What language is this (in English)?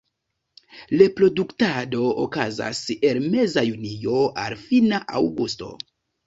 Esperanto